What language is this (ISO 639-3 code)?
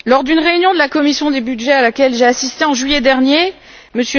fra